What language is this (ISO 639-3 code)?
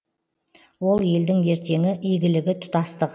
kaz